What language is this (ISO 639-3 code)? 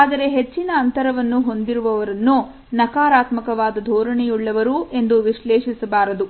kan